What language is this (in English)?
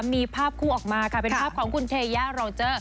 Thai